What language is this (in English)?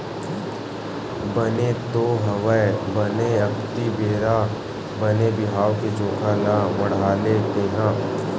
Chhattisgarhi